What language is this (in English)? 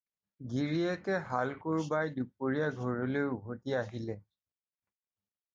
Assamese